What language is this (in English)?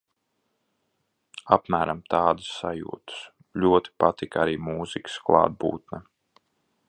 Latvian